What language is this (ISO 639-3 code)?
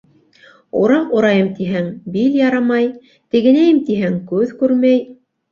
bak